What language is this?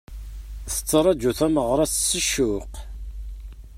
Kabyle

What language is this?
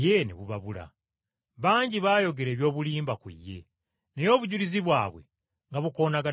Ganda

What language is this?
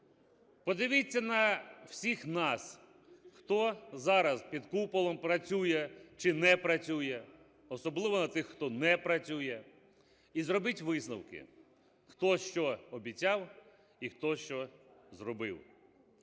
Ukrainian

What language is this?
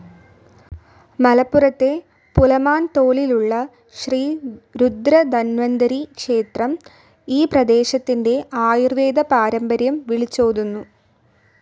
Malayalam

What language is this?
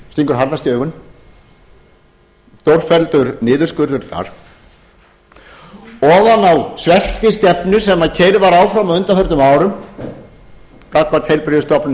Icelandic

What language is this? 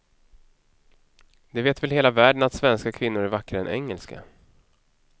Swedish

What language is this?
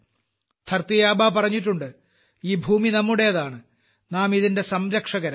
Malayalam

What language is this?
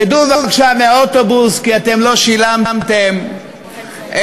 Hebrew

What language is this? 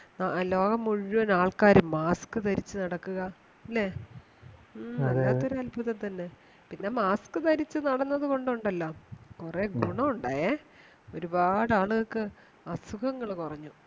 Malayalam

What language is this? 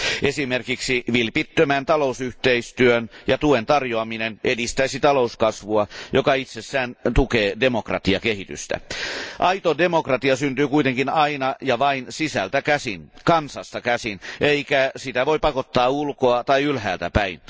Finnish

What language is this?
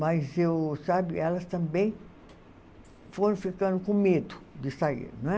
Portuguese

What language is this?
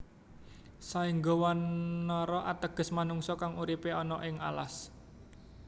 Javanese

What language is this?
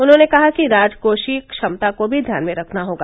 Hindi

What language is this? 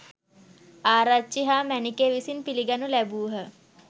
Sinhala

